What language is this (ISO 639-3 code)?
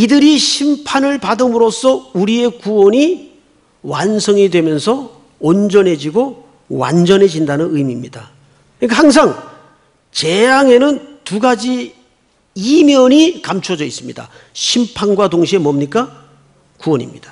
kor